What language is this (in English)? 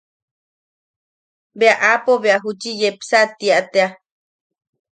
Yaqui